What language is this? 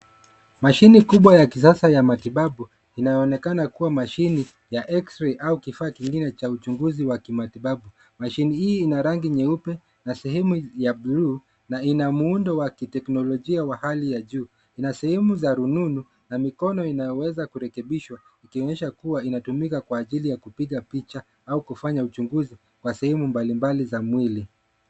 Swahili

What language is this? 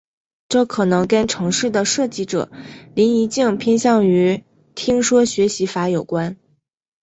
Chinese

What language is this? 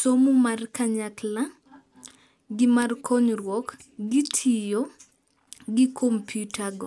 Luo (Kenya and Tanzania)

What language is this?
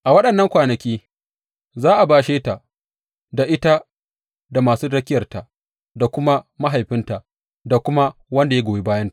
Hausa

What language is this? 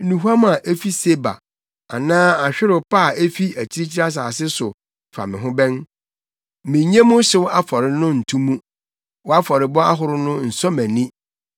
Akan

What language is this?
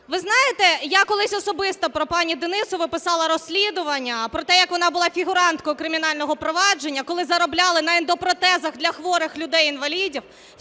Ukrainian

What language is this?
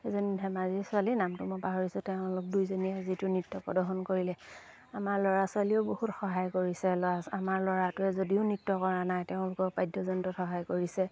Assamese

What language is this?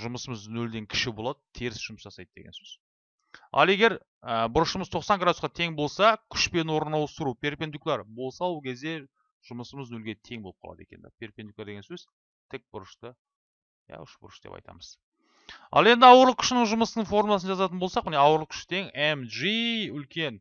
Turkish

